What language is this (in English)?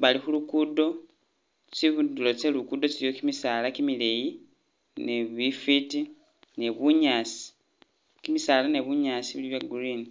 Masaaba